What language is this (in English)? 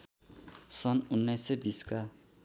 Nepali